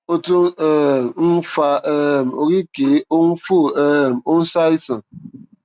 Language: Yoruba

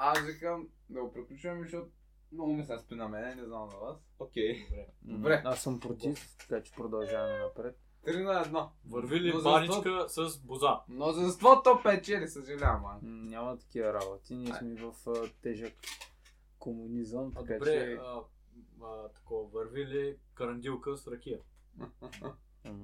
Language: Bulgarian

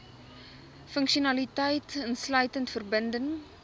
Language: Afrikaans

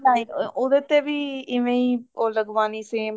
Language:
Punjabi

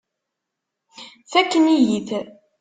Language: Kabyle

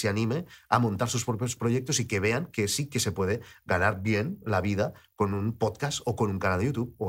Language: Spanish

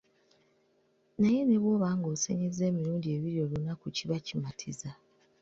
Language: Ganda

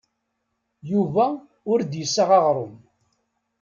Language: Kabyle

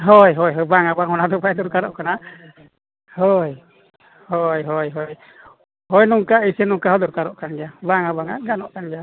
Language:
Santali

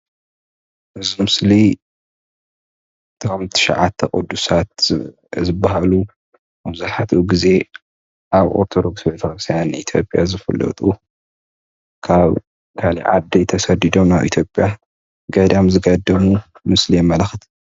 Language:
Tigrinya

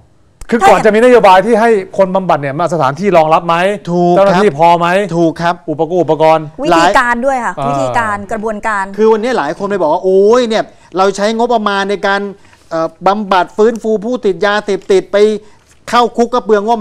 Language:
Thai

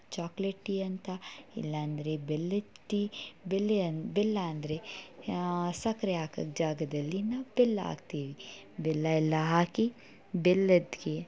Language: Kannada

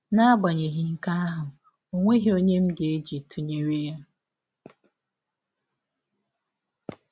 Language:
Igbo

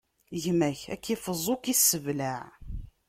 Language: Kabyle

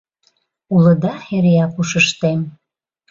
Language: Mari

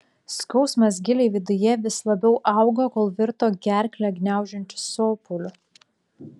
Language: Lithuanian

